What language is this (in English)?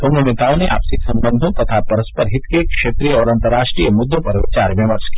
Hindi